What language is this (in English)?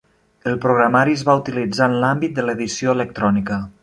Catalan